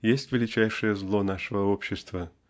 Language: Russian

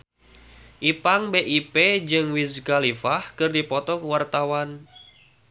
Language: Sundanese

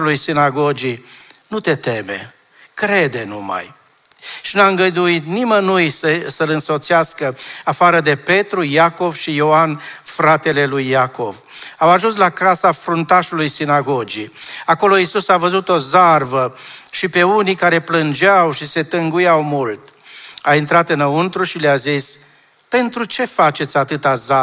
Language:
Romanian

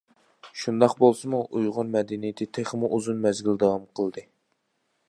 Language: Uyghur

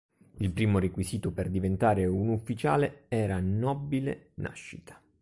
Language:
Italian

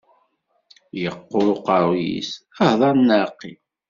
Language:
Kabyle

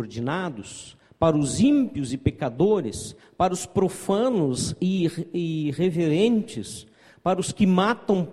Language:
Portuguese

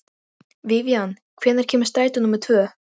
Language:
Icelandic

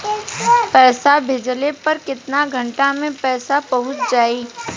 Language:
Bhojpuri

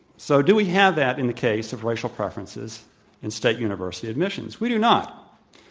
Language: English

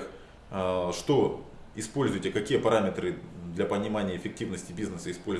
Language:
Russian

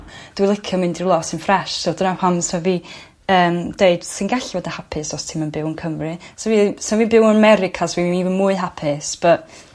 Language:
Welsh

